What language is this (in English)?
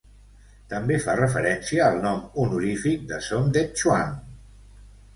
Catalan